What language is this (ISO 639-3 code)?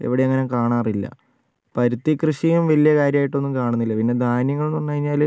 mal